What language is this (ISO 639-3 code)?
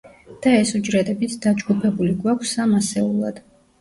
kat